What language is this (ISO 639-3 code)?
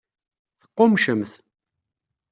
kab